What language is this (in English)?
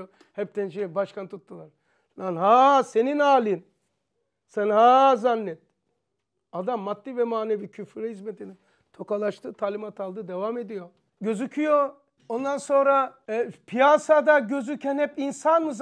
Turkish